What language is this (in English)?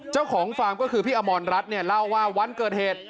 Thai